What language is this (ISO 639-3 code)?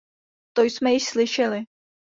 ces